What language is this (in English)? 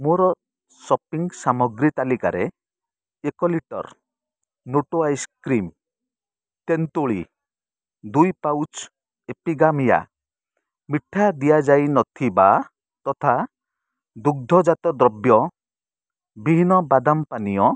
Odia